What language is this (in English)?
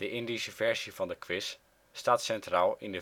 Dutch